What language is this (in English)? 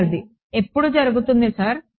Telugu